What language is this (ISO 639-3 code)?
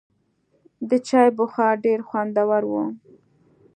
pus